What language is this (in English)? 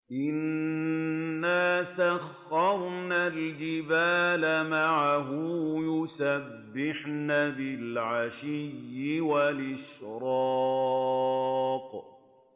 Arabic